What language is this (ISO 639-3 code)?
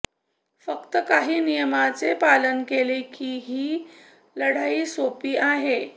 mar